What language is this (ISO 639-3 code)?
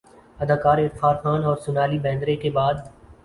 urd